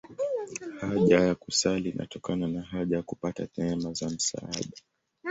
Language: Swahili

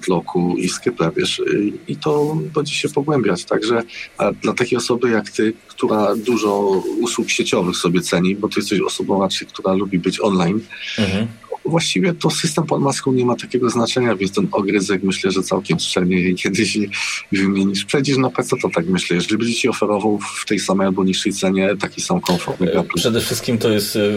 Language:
Polish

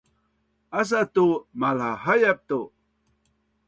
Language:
Bunun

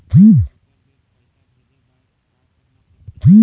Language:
Chhattisgarhi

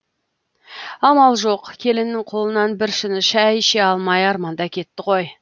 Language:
Kazakh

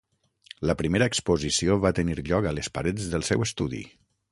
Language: Catalan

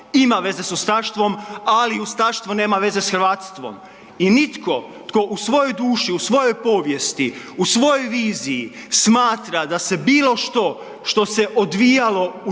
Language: Croatian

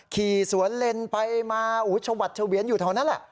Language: Thai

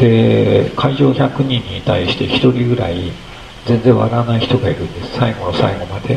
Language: Japanese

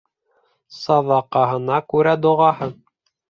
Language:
Bashkir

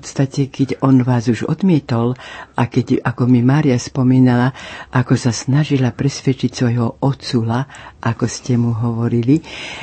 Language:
Slovak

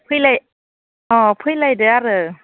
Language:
Bodo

